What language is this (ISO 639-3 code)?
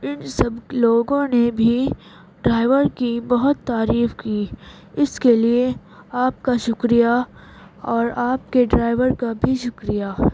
urd